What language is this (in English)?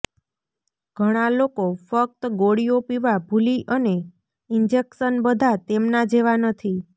Gujarati